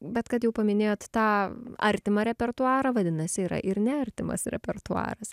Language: Lithuanian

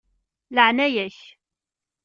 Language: Kabyle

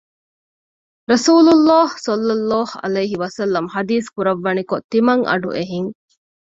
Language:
Divehi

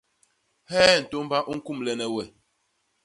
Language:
Basaa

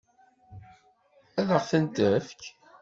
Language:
Kabyle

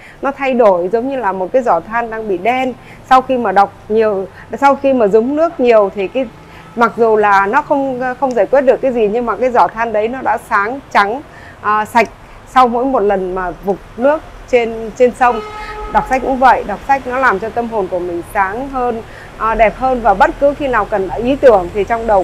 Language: Vietnamese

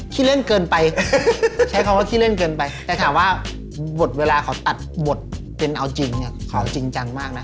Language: Thai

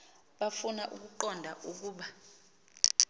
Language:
Xhosa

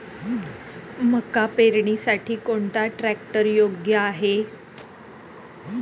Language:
Marathi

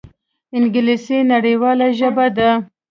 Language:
Pashto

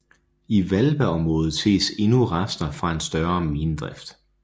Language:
Danish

